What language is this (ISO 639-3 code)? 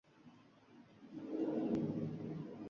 uzb